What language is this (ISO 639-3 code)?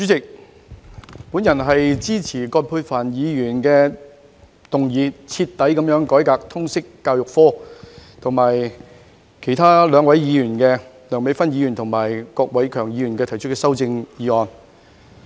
yue